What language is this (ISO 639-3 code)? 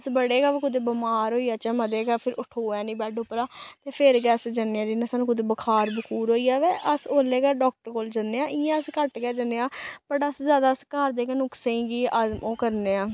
doi